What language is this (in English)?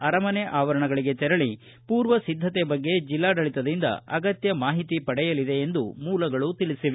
Kannada